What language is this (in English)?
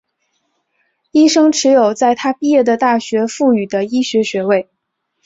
Chinese